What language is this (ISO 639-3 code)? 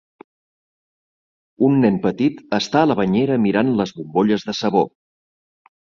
cat